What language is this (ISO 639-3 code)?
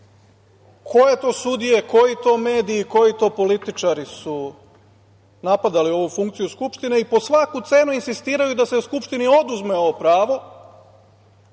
srp